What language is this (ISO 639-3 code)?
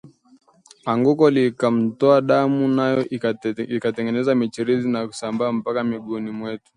swa